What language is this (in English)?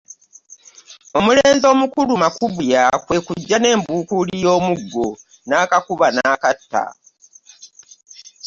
Ganda